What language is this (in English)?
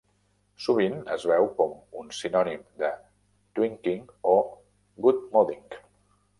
Catalan